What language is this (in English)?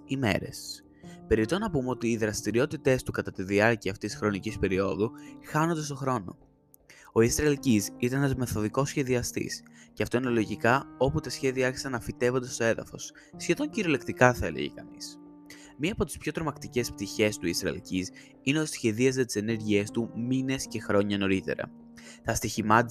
Greek